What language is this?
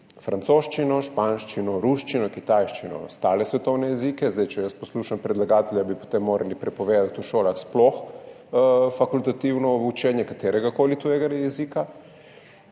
Slovenian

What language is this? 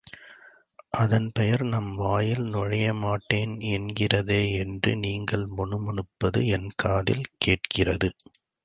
Tamil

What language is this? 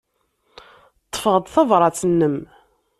Kabyle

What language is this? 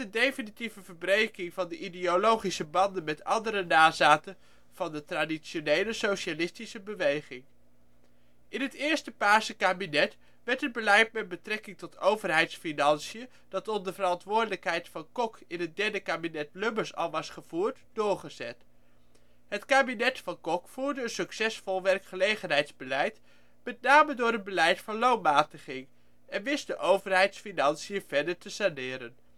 Dutch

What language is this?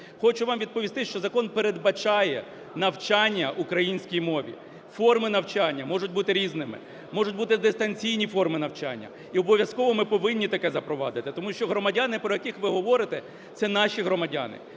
Ukrainian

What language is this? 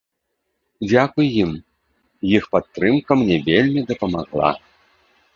Belarusian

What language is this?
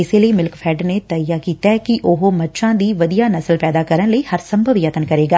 Punjabi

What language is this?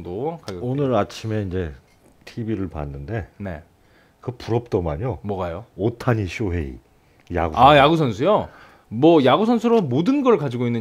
Korean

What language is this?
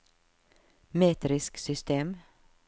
Norwegian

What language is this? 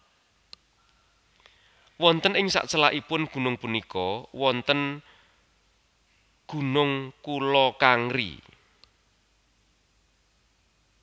Javanese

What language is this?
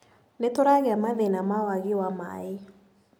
Kikuyu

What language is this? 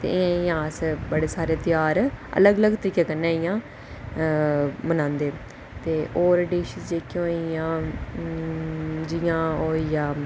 Dogri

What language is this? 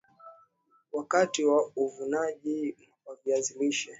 Swahili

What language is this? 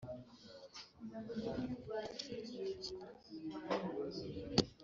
Kinyarwanda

